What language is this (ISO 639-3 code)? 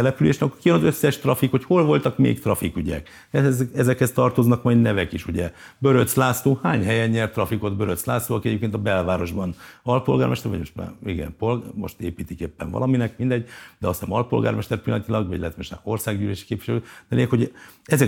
hun